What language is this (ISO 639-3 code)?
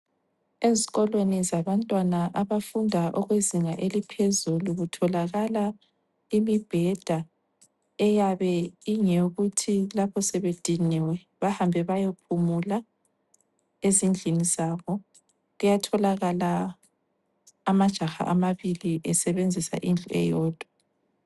nde